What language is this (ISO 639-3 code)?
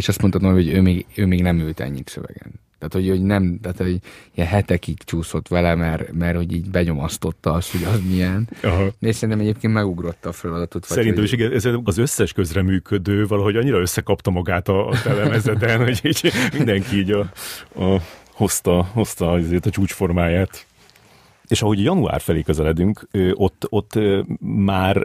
hun